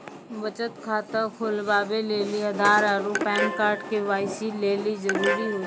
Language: Maithili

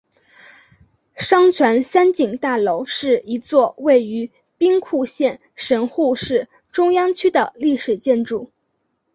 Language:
Chinese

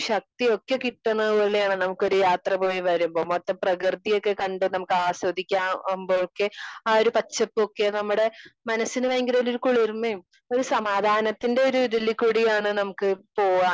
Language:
Malayalam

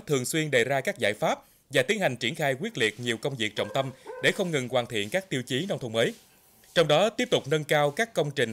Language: Vietnamese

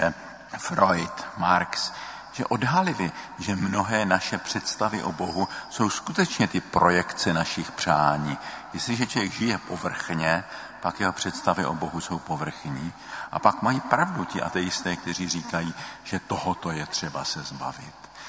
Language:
Czech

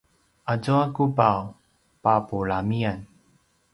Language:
Paiwan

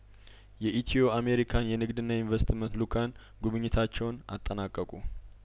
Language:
Amharic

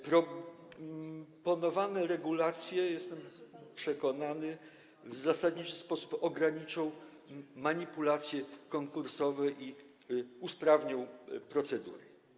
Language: Polish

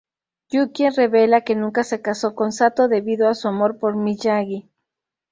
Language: Spanish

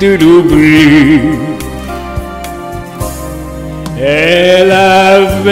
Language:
Arabic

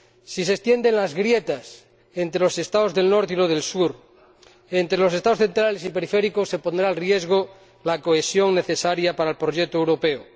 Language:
Spanish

